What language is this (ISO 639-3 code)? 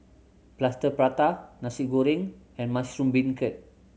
eng